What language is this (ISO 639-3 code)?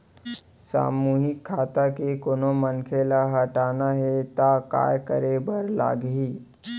hne